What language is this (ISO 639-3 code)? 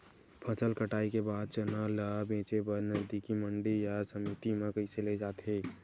hne